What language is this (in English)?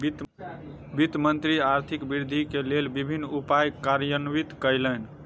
Maithili